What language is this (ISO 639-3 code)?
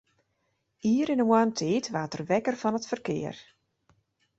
fry